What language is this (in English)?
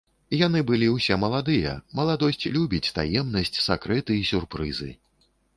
Belarusian